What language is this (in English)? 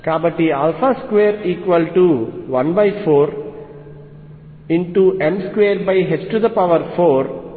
Telugu